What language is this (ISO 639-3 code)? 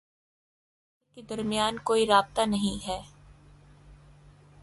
urd